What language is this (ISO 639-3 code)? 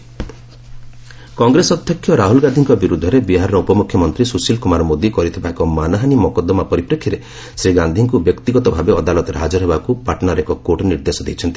ori